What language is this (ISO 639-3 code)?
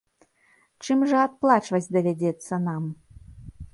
bel